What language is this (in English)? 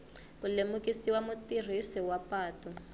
Tsonga